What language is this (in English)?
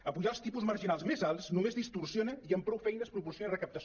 Catalan